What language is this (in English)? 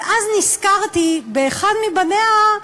Hebrew